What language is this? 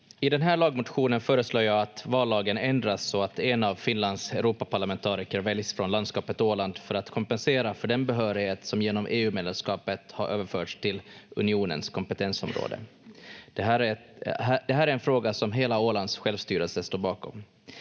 Finnish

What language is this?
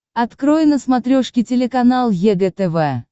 Russian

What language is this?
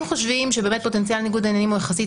Hebrew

